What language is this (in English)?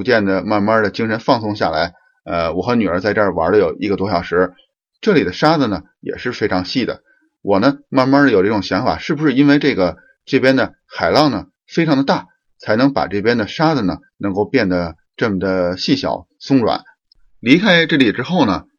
Chinese